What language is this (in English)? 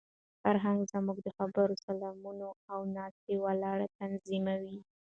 Pashto